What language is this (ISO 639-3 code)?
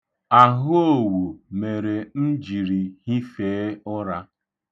ibo